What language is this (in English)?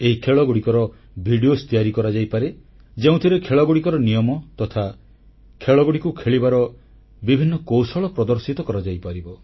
Odia